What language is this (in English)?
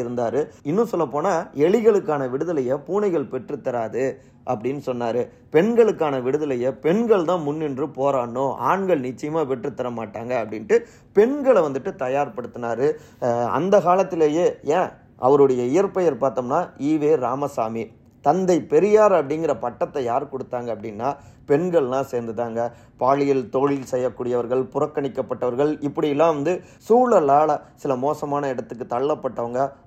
Tamil